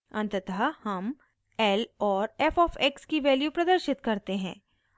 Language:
Hindi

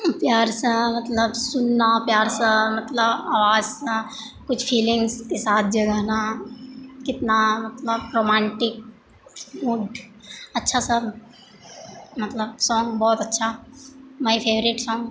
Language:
Maithili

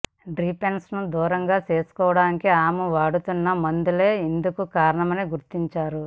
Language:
Telugu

